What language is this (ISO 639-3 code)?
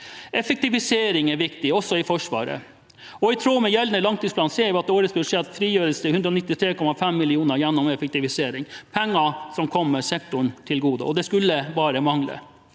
nor